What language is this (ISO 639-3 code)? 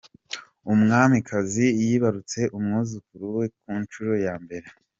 kin